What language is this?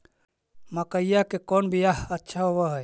Magahi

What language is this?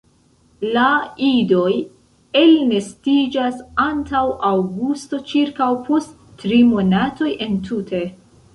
Esperanto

